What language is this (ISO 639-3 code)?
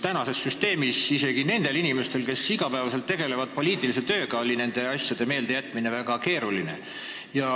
est